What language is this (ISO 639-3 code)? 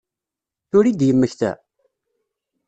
kab